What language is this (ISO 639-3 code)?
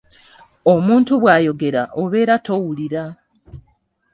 lug